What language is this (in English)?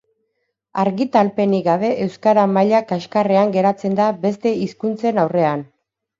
Basque